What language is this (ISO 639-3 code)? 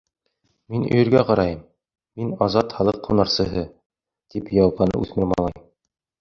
bak